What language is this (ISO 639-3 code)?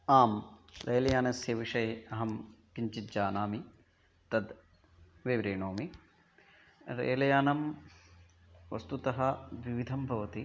san